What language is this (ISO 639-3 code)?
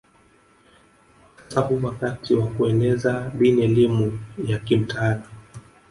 swa